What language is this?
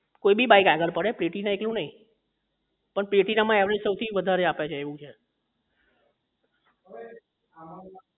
Gujarati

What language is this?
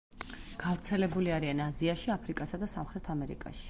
Georgian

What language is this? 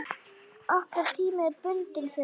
Icelandic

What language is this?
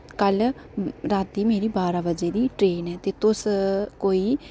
Dogri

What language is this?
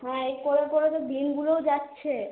Bangla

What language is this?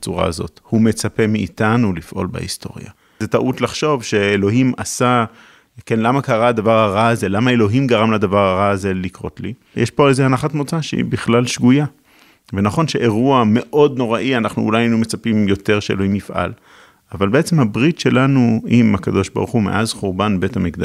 Hebrew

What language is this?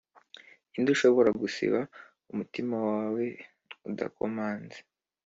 Kinyarwanda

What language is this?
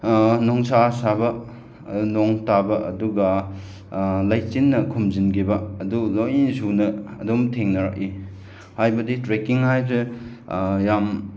Manipuri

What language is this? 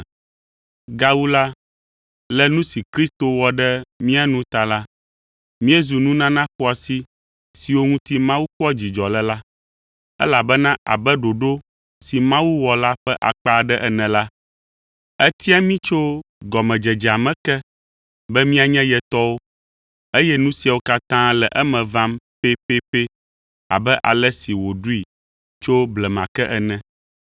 Ewe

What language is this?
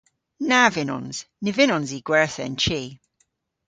Cornish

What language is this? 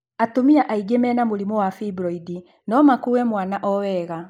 Kikuyu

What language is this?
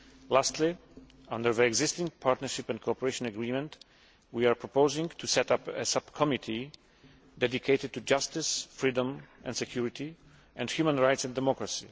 English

